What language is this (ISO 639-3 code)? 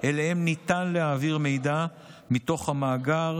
heb